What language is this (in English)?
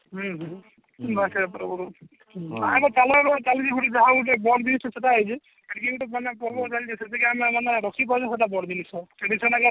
Odia